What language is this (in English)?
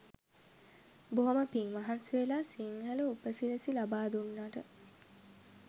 Sinhala